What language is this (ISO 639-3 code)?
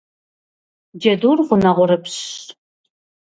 kbd